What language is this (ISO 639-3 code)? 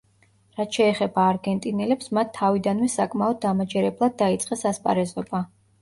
kat